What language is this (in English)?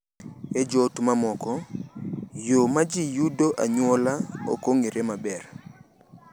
Luo (Kenya and Tanzania)